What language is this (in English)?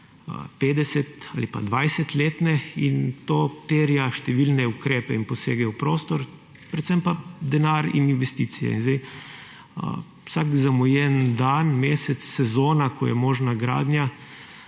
Slovenian